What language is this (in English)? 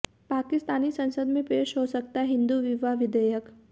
Hindi